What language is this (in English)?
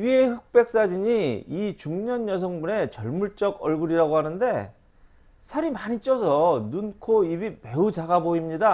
Korean